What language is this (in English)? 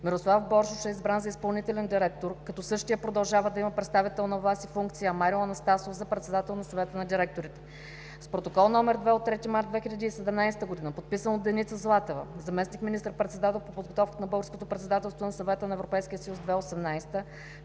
Bulgarian